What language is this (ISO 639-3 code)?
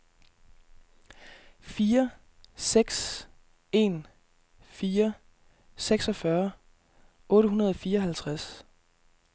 dan